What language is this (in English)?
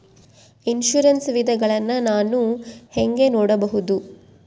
Kannada